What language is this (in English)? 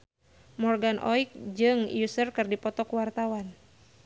Sundanese